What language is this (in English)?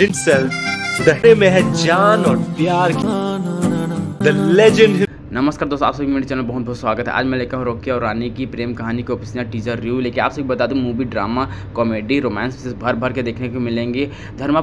Hindi